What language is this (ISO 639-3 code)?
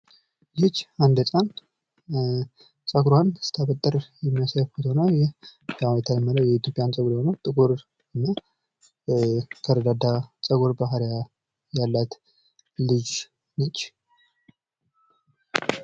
amh